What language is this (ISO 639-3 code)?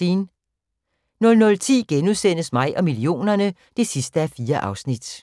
dan